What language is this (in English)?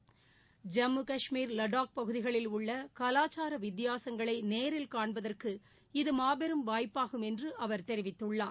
Tamil